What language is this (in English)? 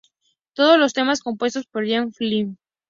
Spanish